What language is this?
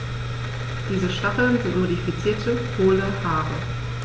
German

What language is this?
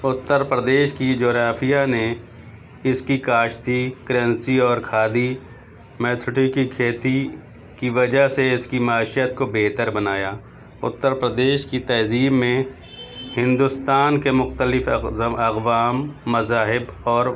Urdu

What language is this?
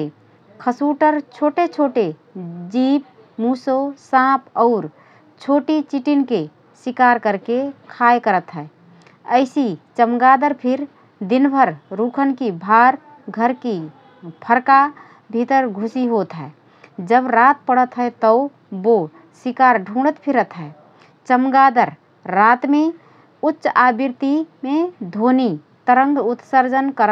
Rana Tharu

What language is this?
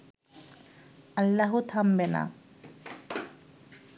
Bangla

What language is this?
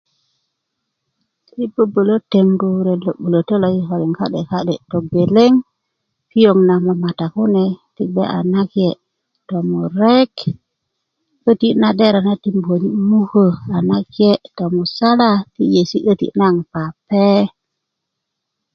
Kuku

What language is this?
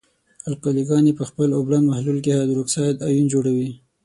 Pashto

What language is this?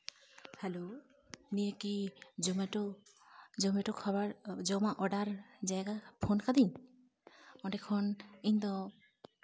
Santali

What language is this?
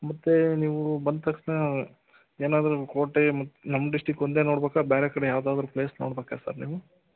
Kannada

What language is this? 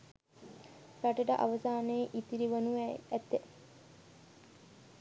Sinhala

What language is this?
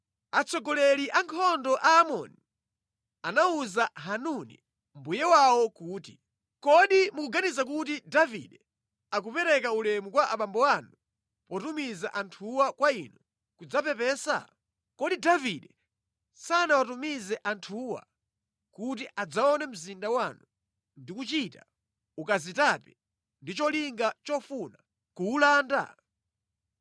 Nyanja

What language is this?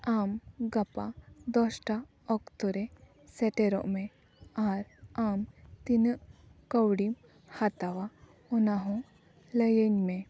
Santali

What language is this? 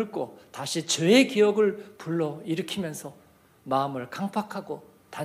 Korean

